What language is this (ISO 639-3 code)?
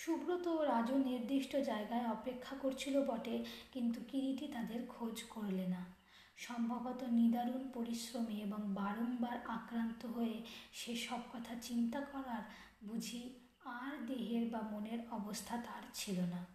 ben